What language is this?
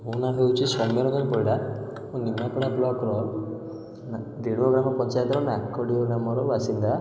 Odia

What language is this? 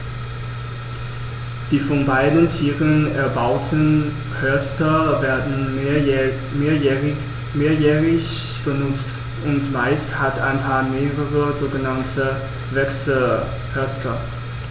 German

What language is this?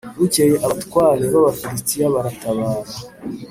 Kinyarwanda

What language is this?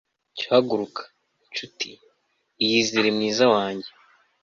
Kinyarwanda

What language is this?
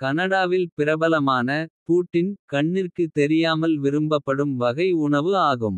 Kota (India)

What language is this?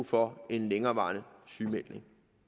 Danish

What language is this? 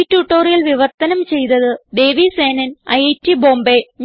Malayalam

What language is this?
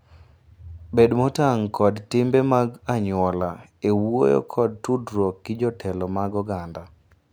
Luo (Kenya and Tanzania)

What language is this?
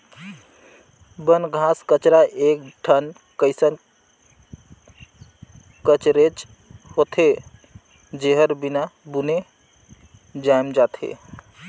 Chhattisgarhi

